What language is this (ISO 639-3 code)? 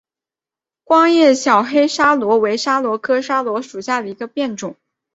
zho